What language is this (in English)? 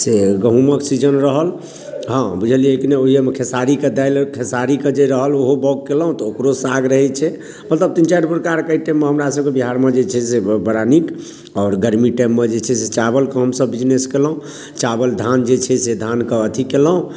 Maithili